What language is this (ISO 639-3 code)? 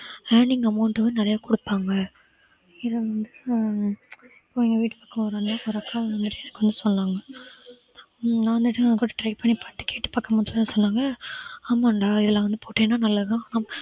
tam